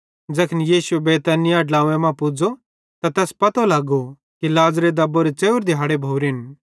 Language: Bhadrawahi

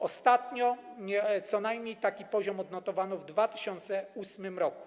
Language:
Polish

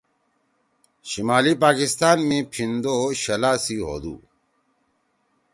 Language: Torwali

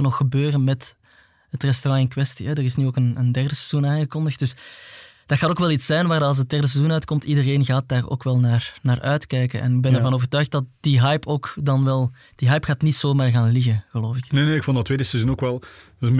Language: Dutch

